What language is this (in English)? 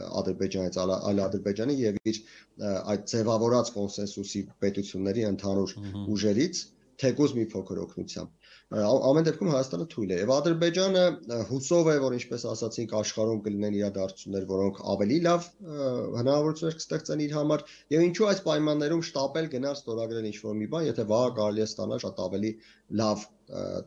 Romanian